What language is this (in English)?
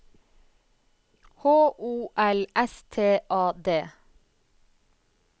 Norwegian